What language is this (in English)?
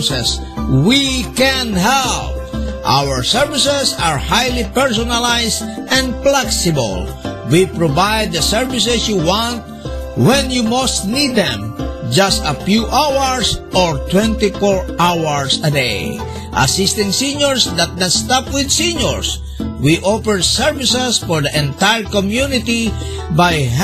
Filipino